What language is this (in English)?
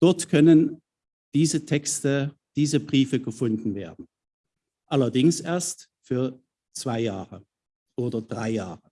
German